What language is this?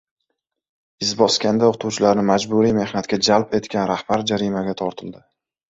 Uzbek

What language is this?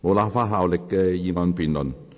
Cantonese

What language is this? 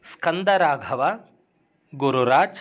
Sanskrit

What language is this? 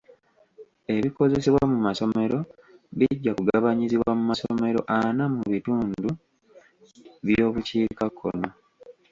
Ganda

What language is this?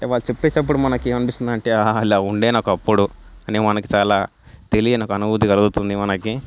Telugu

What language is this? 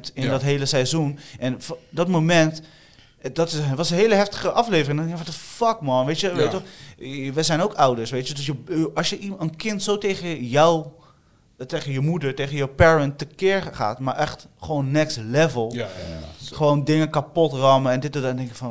Dutch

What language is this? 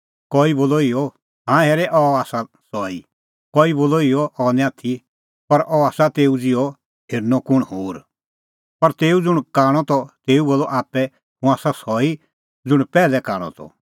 Kullu Pahari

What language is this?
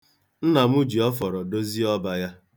Igbo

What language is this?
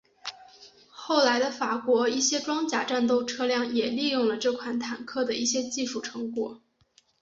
Chinese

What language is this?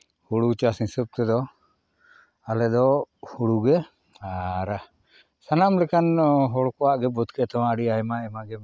Santali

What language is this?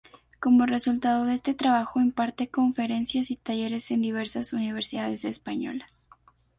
Spanish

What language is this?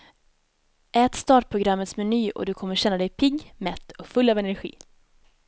Swedish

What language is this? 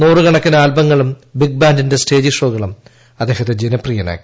Malayalam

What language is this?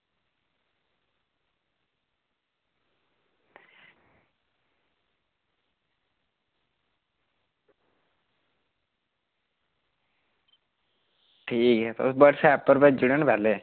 Dogri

